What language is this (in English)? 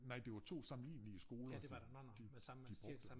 Danish